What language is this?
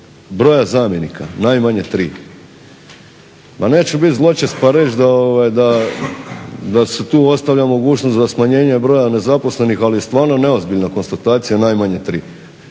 Croatian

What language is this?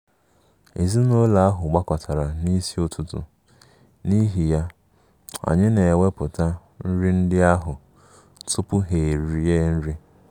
Igbo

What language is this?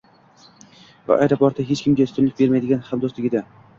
Uzbek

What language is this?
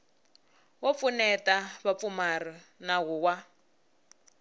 Tsonga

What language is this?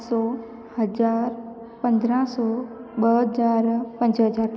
Sindhi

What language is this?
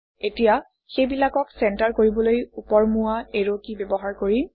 Assamese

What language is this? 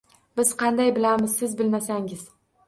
Uzbek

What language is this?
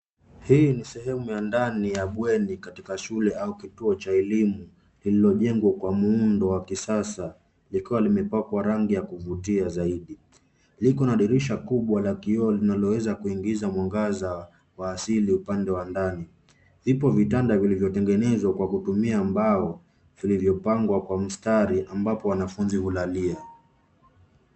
Swahili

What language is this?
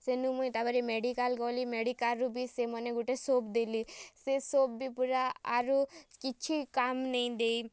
Odia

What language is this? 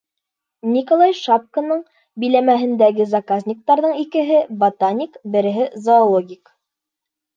Bashkir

